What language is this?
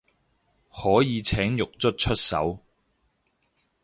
Cantonese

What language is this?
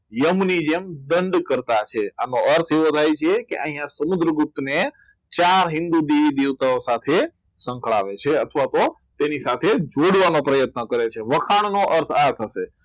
Gujarati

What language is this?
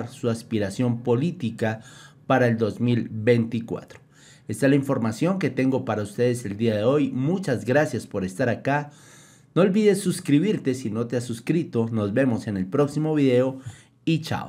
Spanish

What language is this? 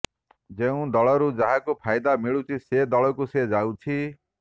Odia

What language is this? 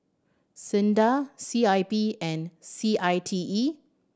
English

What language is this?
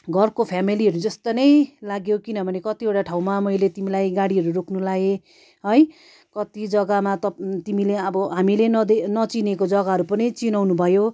Nepali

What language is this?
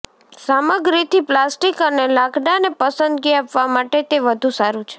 Gujarati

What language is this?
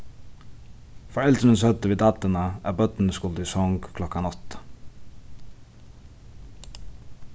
Faroese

